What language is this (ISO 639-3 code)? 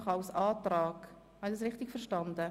gsw